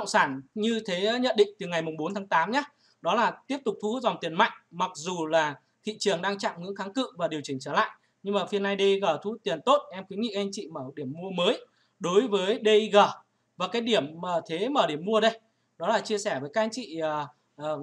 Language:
Vietnamese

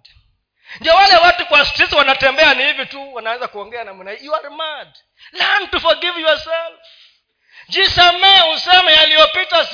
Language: Swahili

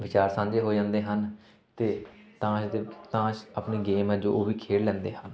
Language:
Punjabi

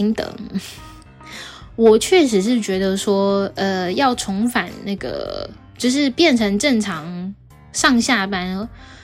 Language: Chinese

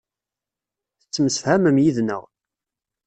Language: Kabyle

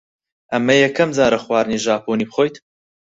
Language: Central Kurdish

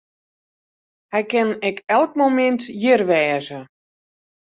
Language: Western Frisian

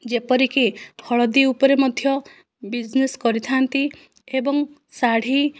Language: Odia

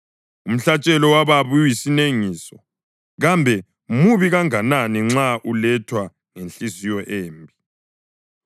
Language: North Ndebele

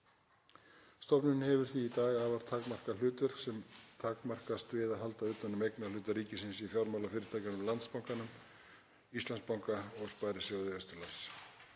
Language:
Icelandic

